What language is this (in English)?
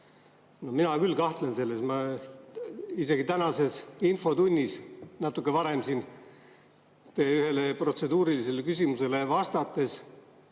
Estonian